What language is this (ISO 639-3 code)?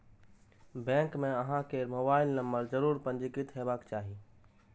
mai